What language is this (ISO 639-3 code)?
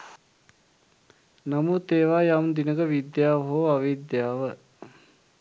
sin